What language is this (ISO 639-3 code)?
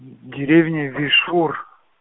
rus